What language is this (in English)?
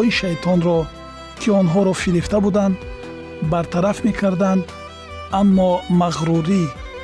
Persian